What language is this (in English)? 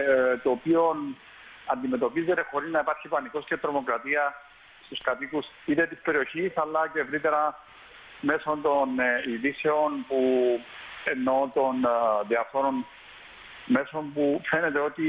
Greek